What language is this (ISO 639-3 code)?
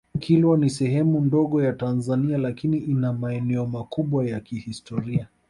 swa